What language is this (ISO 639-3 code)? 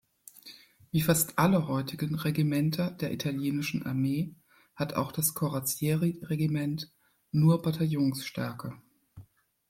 deu